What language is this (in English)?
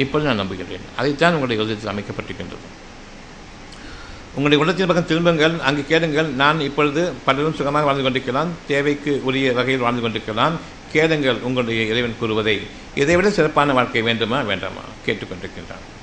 Tamil